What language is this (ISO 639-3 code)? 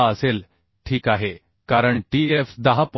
mar